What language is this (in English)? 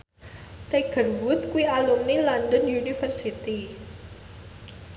Javanese